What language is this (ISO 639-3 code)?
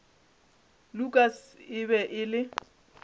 nso